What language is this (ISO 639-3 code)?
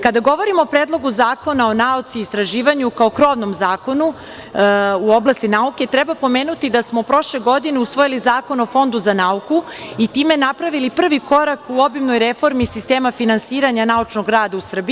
srp